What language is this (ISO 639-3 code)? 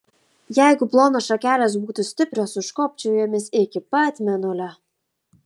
lit